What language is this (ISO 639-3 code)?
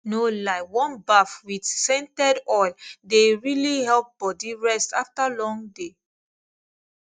pcm